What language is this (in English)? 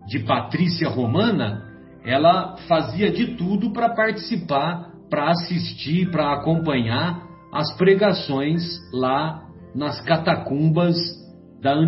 Portuguese